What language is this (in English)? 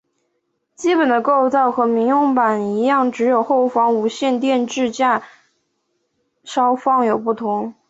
Chinese